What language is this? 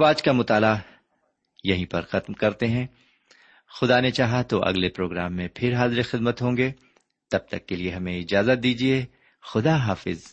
Urdu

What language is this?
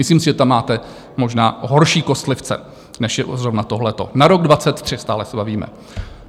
Czech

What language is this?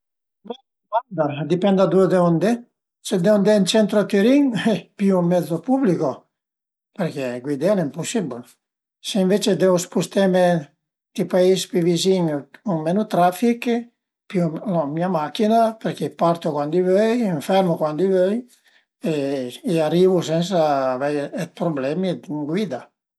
Piedmontese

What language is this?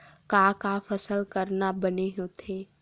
Chhattisgarhi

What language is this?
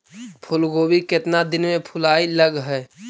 Magahi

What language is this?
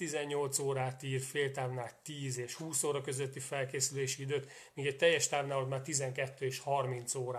Hungarian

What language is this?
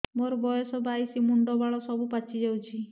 Odia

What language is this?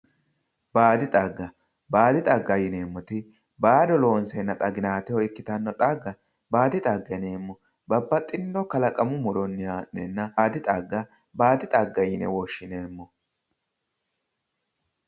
Sidamo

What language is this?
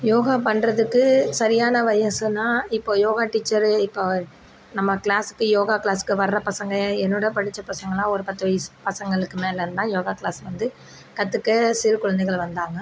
Tamil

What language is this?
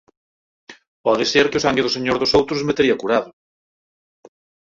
Galician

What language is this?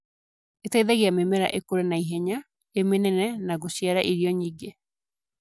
Kikuyu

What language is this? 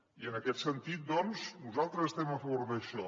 Catalan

